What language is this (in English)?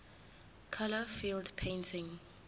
Zulu